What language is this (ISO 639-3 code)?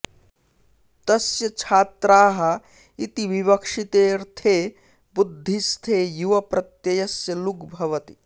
san